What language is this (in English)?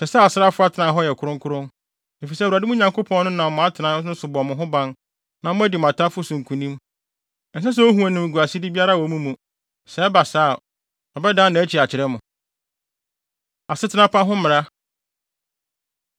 Akan